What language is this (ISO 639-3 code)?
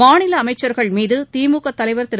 tam